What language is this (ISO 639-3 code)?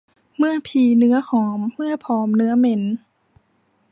tha